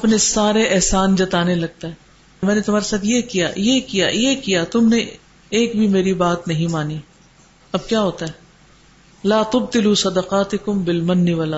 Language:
Urdu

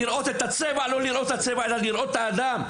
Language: Hebrew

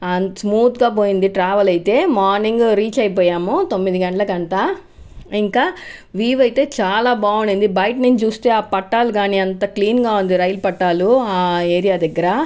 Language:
Telugu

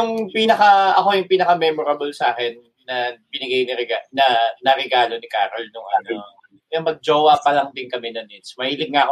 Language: Filipino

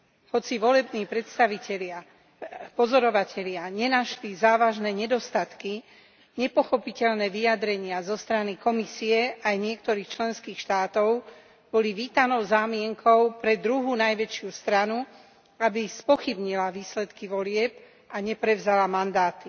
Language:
Slovak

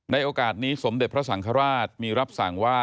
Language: Thai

